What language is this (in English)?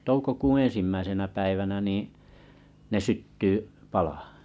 Finnish